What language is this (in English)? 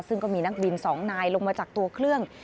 Thai